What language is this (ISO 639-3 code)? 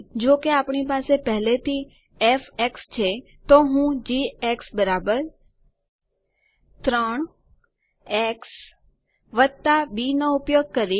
guj